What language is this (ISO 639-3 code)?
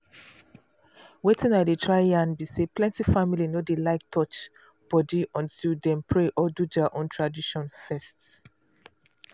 pcm